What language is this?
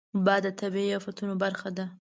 Pashto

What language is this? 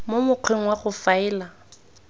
Tswana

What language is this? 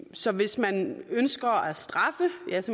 Danish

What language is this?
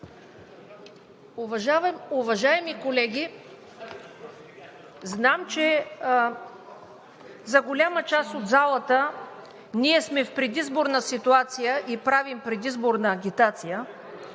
Bulgarian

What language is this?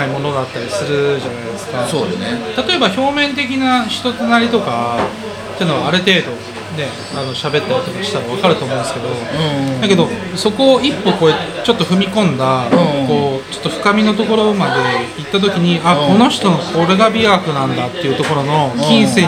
Japanese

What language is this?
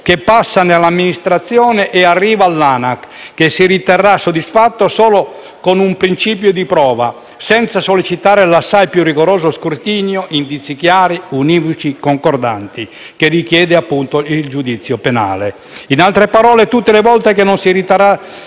Italian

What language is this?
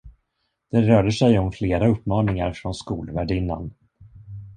Swedish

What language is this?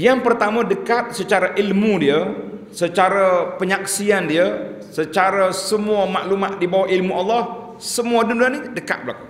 Malay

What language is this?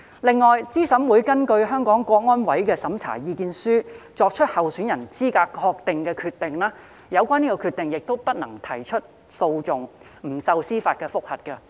Cantonese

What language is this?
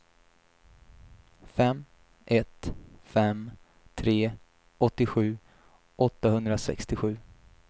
Swedish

